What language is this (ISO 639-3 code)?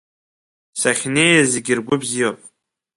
abk